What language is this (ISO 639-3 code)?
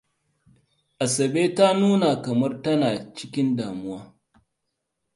hau